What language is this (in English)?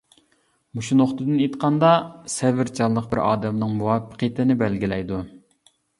Uyghur